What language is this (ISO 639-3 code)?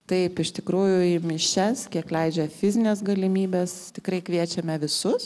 lit